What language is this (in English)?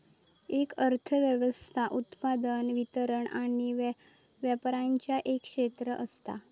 Marathi